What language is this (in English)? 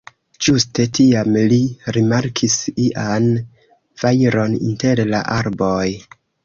Esperanto